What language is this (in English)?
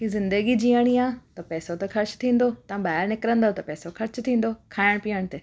Sindhi